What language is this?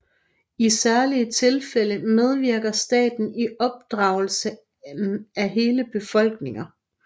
Danish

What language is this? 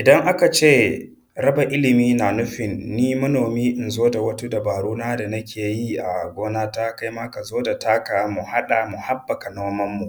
Hausa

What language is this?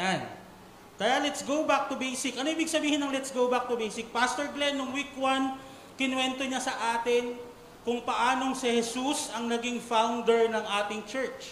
Filipino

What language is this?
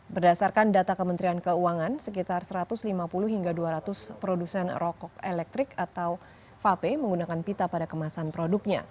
Indonesian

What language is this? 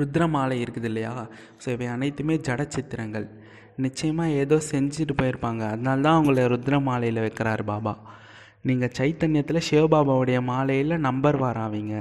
Tamil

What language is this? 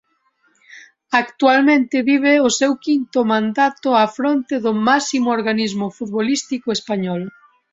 Galician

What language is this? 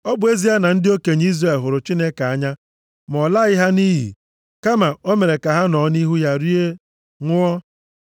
Igbo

